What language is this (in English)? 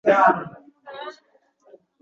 Uzbek